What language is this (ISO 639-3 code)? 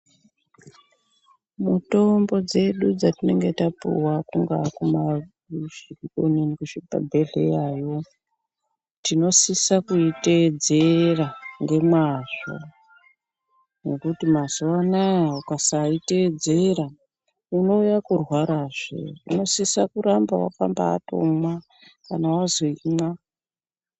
ndc